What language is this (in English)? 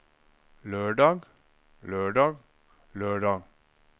Norwegian